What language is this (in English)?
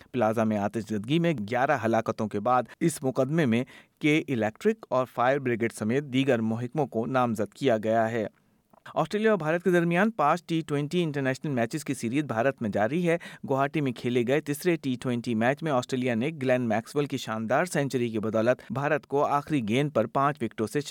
Urdu